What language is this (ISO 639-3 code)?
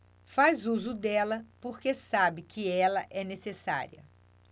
por